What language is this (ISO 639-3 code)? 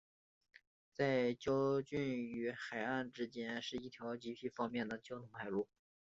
zho